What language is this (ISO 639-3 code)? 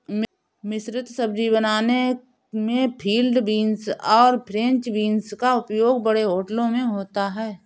hin